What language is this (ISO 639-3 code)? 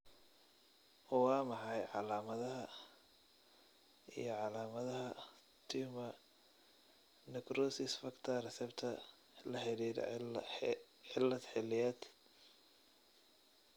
som